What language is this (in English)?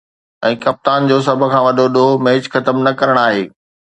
Sindhi